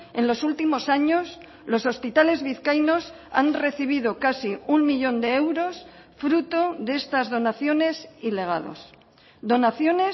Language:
Spanish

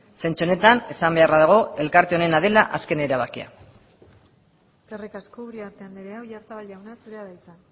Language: Basque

